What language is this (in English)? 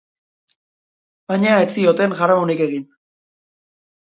Basque